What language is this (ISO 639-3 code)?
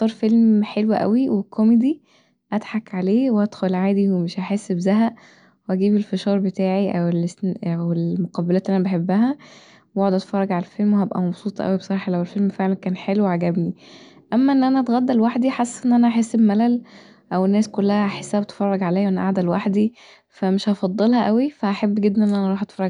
arz